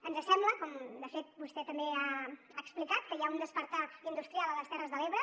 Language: Catalan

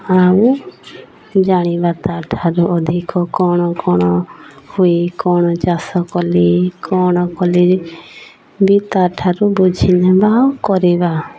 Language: Odia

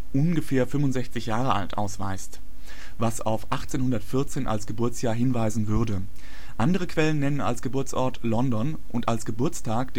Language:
German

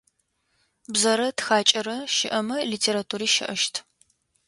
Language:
Adyghe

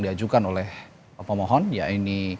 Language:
Indonesian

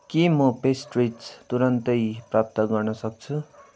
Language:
Nepali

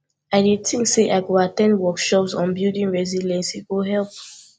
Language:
Nigerian Pidgin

